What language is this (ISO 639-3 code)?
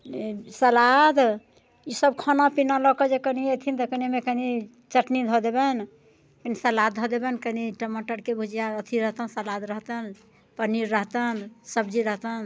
mai